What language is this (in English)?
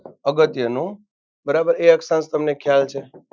Gujarati